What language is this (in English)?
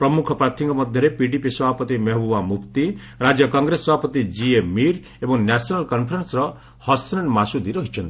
Odia